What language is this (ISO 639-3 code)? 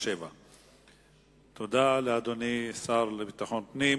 heb